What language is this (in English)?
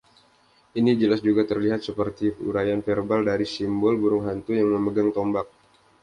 Indonesian